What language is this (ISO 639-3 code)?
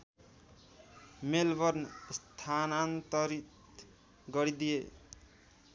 nep